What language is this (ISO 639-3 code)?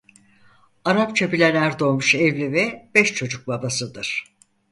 tur